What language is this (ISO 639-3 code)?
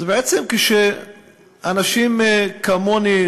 heb